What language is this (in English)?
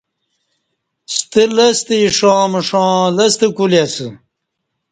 Kati